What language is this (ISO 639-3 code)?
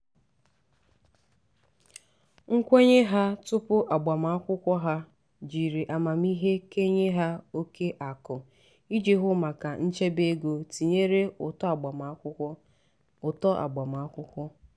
ibo